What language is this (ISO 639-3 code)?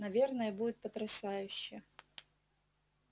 rus